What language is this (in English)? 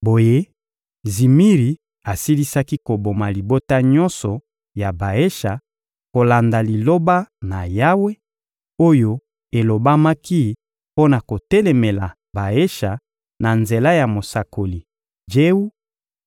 Lingala